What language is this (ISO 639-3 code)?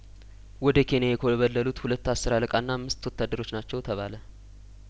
amh